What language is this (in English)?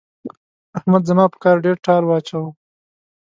Pashto